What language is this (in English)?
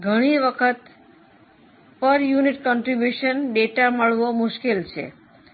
Gujarati